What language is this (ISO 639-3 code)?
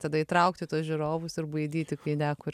lit